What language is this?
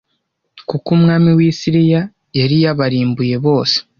Kinyarwanda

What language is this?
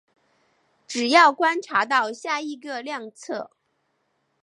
Chinese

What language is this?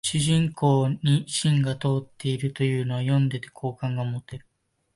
Japanese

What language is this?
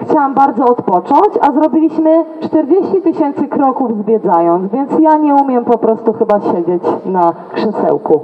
Polish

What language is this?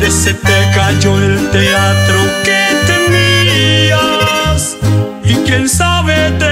Romanian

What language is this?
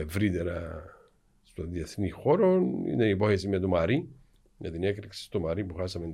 Greek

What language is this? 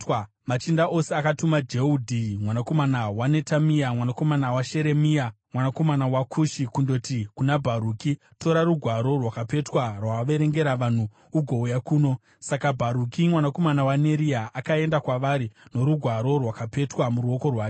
Shona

